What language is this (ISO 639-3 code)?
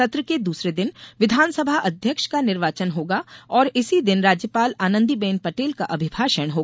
hin